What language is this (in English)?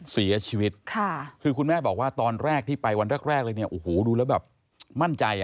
Thai